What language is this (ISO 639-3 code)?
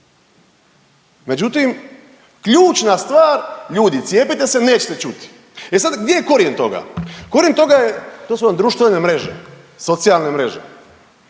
hrv